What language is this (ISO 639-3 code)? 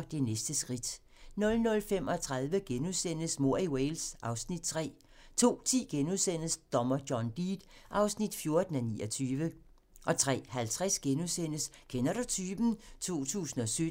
dan